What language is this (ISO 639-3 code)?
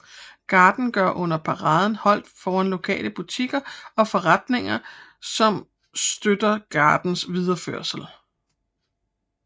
dan